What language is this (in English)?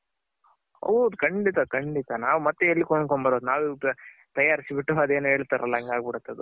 Kannada